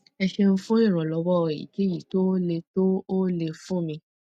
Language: Yoruba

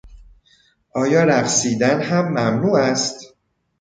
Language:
Persian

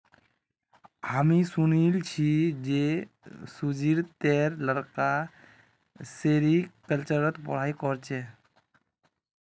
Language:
Magahi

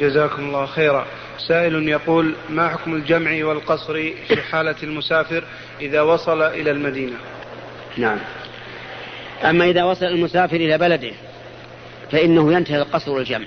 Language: Arabic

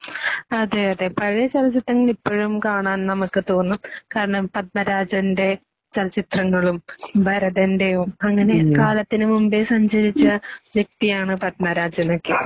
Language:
Malayalam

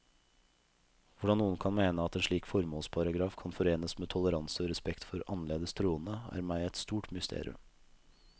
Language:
Norwegian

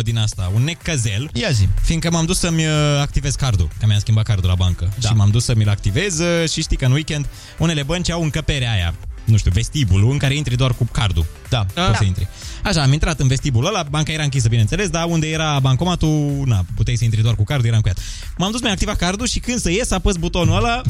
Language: Romanian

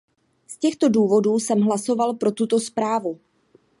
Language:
Czech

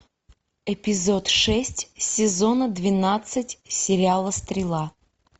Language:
Russian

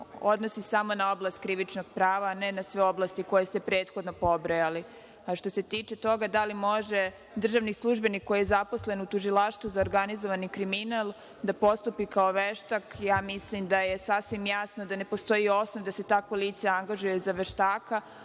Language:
Serbian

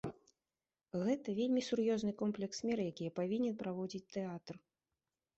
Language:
Belarusian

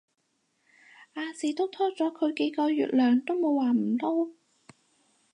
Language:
Cantonese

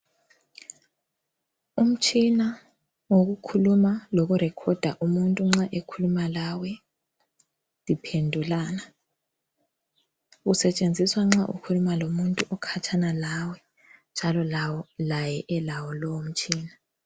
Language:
North Ndebele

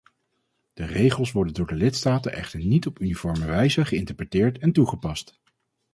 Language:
Dutch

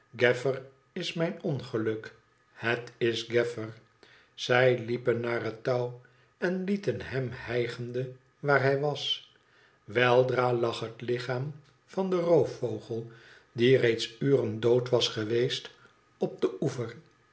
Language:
Dutch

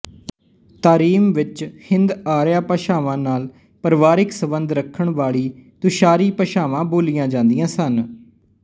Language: Punjabi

